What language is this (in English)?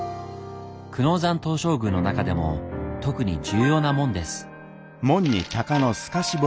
Japanese